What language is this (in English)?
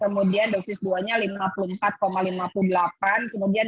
Indonesian